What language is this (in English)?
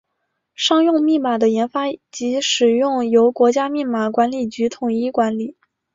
Chinese